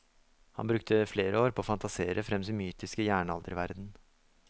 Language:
Norwegian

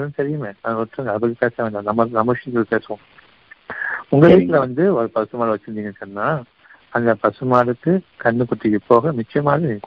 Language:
Tamil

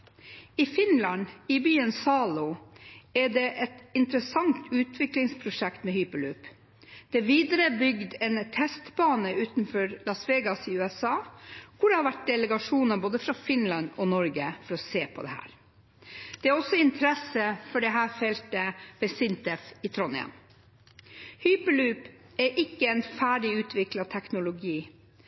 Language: Norwegian Bokmål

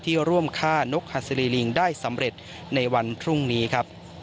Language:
Thai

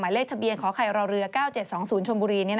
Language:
Thai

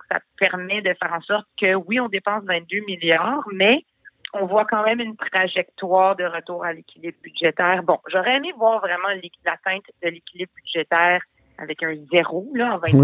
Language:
French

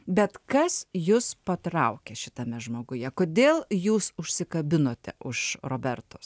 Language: Lithuanian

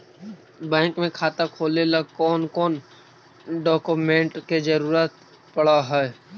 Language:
Magahi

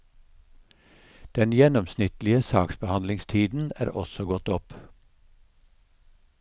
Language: Norwegian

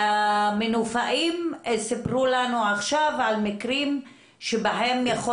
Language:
Hebrew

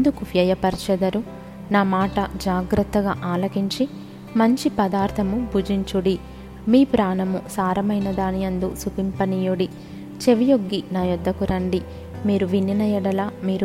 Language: Telugu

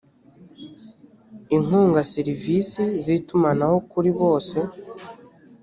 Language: Kinyarwanda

